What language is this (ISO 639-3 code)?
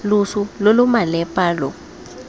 tsn